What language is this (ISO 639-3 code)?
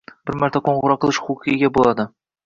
uzb